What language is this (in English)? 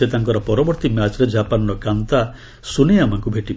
Odia